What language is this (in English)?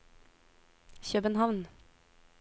Norwegian